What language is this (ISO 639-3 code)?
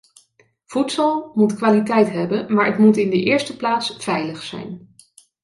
nld